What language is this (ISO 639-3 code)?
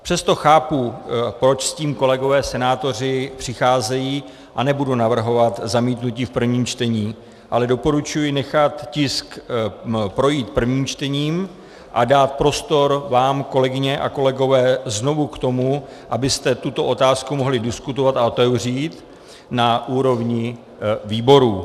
ces